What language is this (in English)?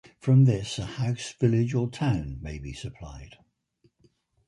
English